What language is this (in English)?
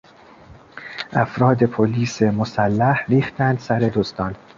Persian